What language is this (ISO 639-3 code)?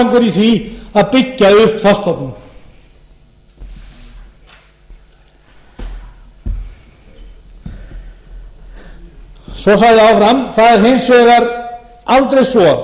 isl